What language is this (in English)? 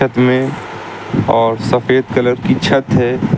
Hindi